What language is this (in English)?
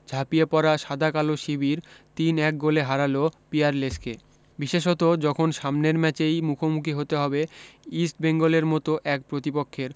Bangla